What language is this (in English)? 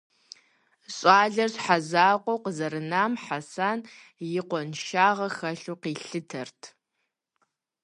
Kabardian